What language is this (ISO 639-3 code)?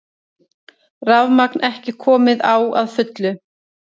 isl